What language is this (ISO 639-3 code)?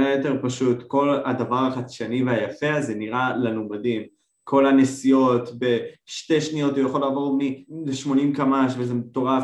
heb